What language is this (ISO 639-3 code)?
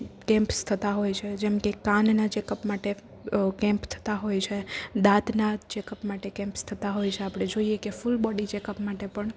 guj